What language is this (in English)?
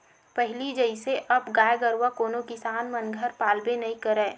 Chhattisgarhi